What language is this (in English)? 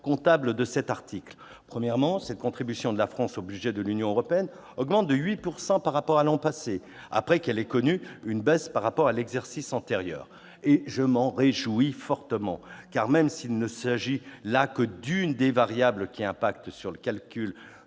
French